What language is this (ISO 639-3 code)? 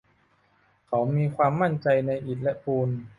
tha